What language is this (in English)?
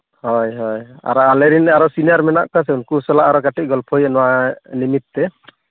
Santali